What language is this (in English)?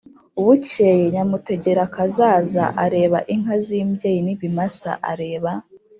Kinyarwanda